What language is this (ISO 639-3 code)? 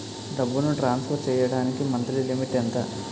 tel